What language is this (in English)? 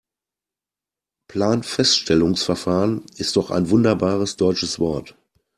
German